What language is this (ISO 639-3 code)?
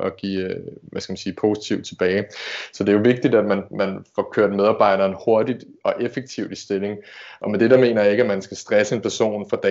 dan